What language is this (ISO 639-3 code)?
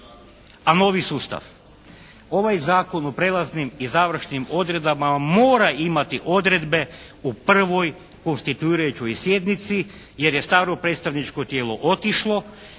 hrv